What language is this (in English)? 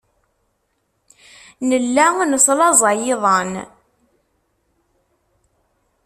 Kabyle